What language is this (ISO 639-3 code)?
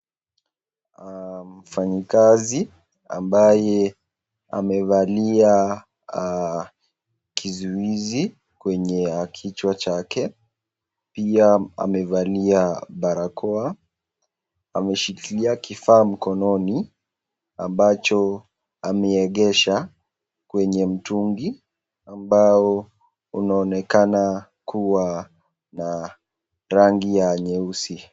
swa